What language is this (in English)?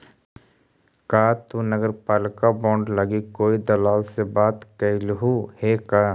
Magahi